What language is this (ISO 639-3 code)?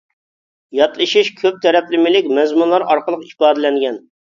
uig